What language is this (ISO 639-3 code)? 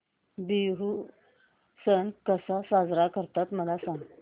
mar